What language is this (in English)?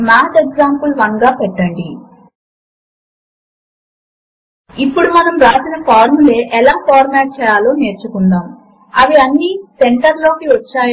Telugu